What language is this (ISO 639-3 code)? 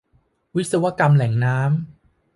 tha